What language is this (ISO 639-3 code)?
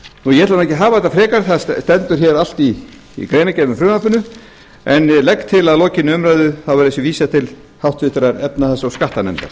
isl